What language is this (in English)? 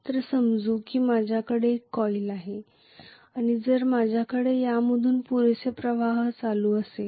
Marathi